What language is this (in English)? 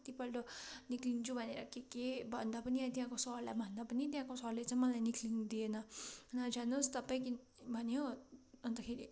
Nepali